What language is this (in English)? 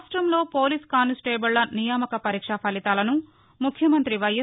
Telugu